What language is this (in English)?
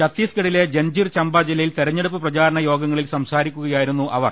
Malayalam